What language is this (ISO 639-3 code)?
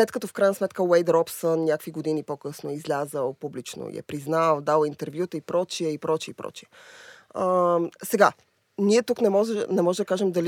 bul